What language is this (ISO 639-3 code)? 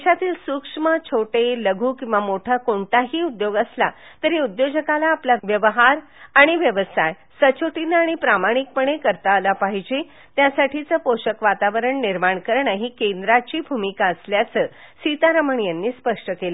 mar